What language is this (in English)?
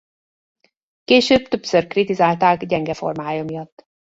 Hungarian